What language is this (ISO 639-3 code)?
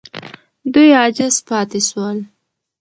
pus